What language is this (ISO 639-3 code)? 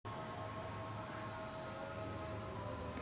mar